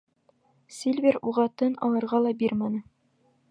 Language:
Bashkir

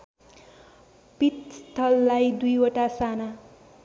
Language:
Nepali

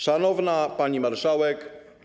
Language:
Polish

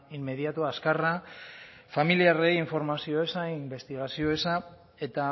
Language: Basque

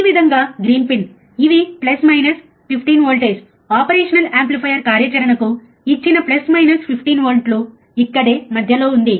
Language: Telugu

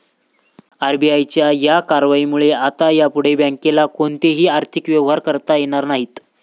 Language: Marathi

